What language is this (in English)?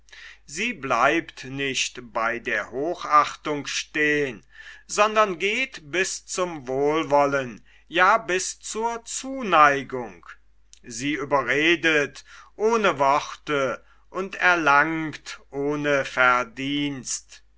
German